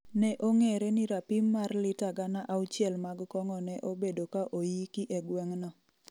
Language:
Luo (Kenya and Tanzania)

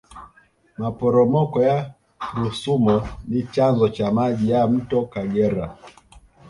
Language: Swahili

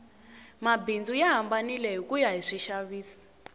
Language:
Tsonga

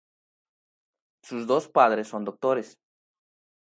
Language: Spanish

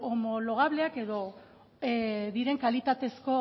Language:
Basque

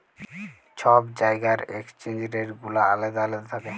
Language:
Bangla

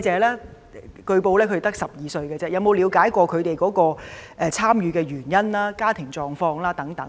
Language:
Cantonese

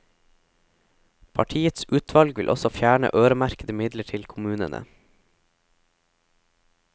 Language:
Norwegian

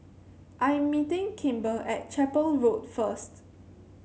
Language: English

